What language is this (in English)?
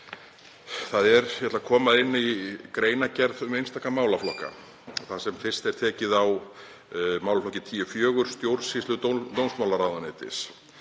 Icelandic